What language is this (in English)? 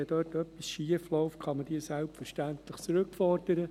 Swiss German